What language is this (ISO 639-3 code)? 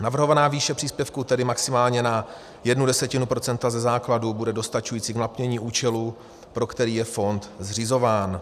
ces